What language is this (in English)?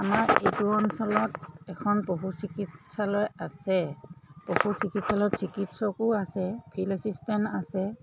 Assamese